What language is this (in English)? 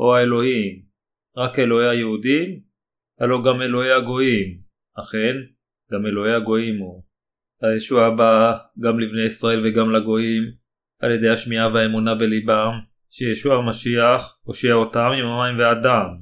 Hebrew